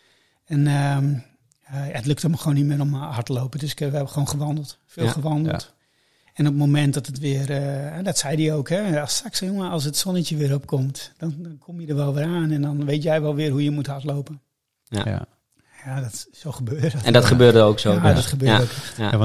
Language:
Dutch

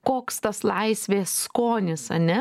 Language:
Lithuanian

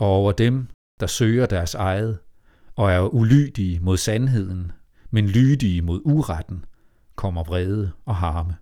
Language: Danish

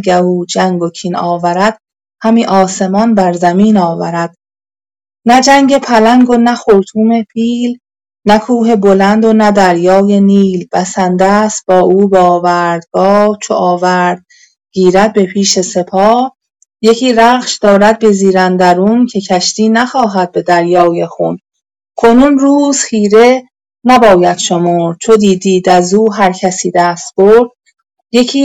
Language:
Persian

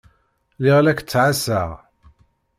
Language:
Kabyle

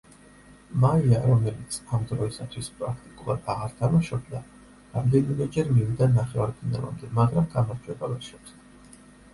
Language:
Georgian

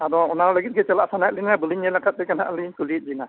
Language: Santali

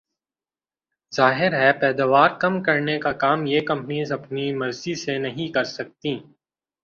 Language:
Urdu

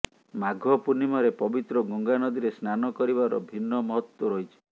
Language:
Odia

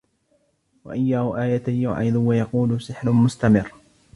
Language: Arabic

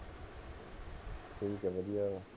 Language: Punjabi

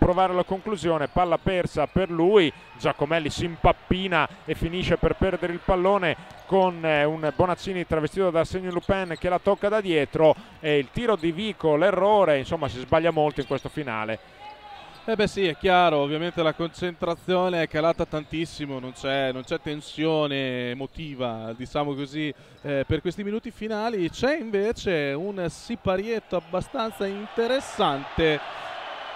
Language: Italian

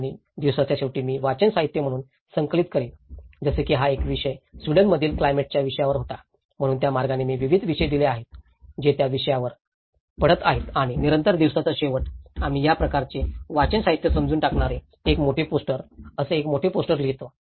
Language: Marathi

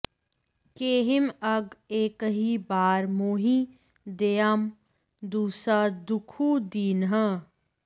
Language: Sanskrit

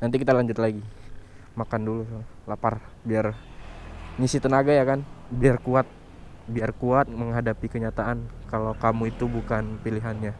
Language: Indonesian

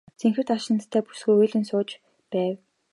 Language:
Mongolian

